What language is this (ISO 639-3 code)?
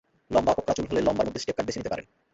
ben